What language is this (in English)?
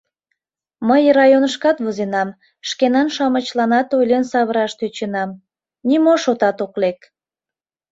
Mari